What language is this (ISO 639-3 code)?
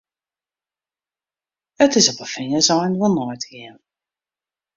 fry